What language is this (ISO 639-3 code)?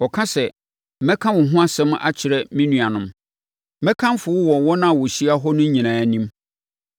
aka